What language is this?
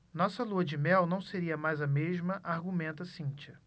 Portuguese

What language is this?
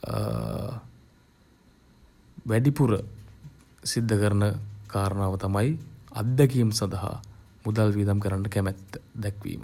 Sinhala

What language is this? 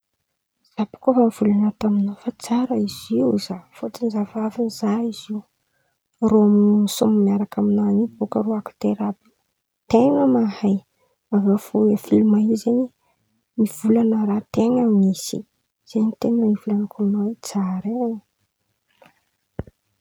Antankarana Malagasy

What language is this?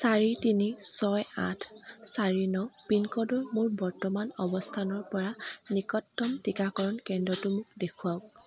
Assamese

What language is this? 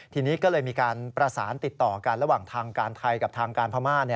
Thai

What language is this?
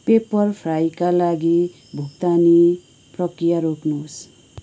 Nepali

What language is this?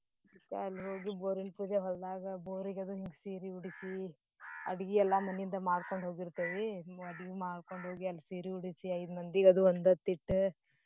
Kannada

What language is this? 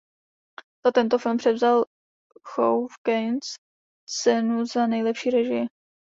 Czech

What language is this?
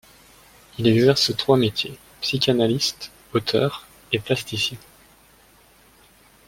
French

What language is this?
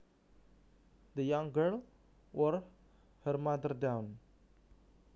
Javanese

